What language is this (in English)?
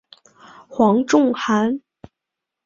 Chinese